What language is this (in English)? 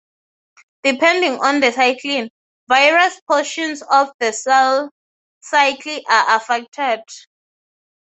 English